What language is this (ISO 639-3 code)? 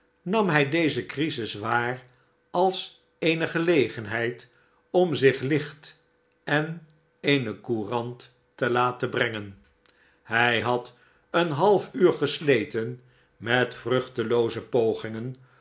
nld